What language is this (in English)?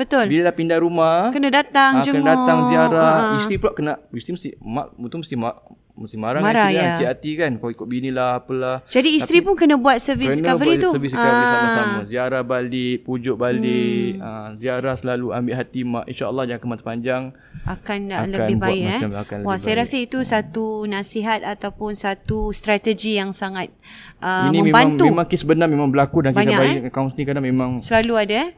Malay